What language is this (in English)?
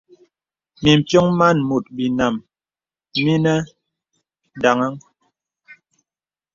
Bebele